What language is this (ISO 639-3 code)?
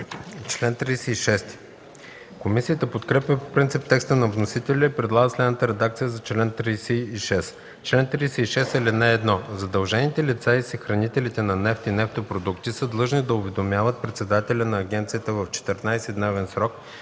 bul